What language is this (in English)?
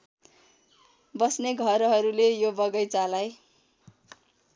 Nepali